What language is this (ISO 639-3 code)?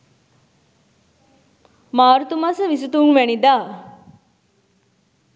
sin